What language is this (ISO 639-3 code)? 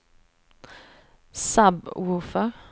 swe